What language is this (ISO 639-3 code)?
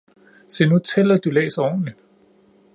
dan